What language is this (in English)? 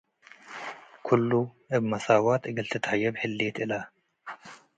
Tigre